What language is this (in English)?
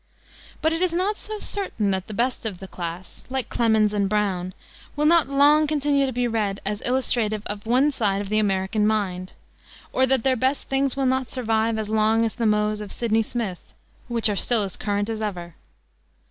English